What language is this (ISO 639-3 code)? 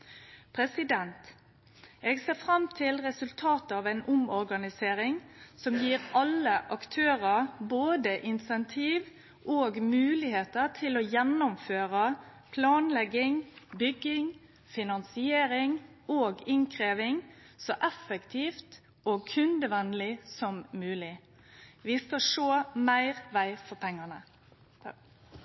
nno